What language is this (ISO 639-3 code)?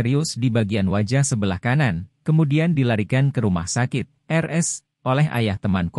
ind